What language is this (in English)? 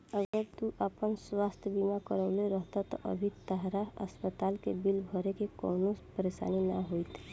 Bhojpuri